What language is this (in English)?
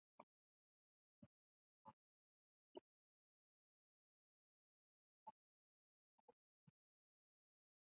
Central Kurdish